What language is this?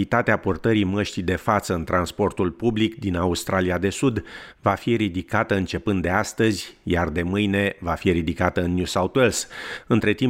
Romanian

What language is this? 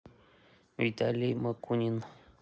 Russian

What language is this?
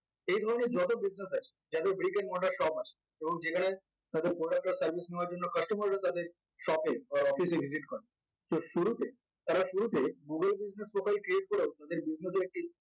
Bangla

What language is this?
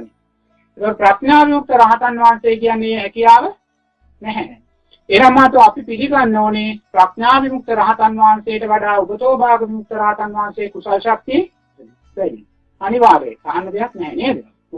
Sinhala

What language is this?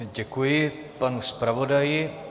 Czech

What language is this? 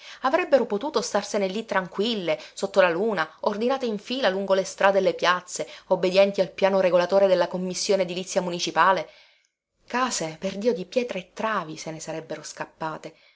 Italian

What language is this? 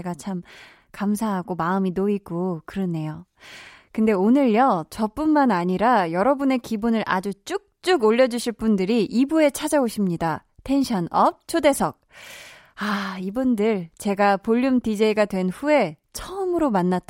Korean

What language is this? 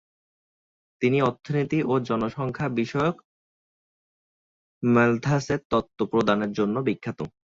Bangla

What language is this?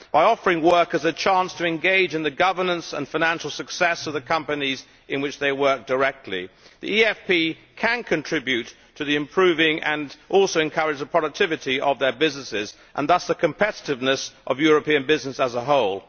English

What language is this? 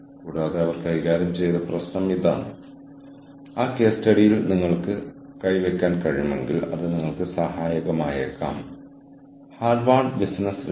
Malayalam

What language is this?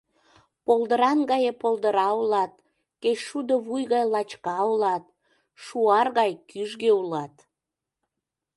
Mari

